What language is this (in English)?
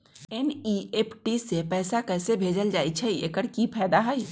Magahi